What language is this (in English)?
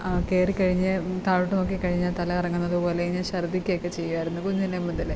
Malayalam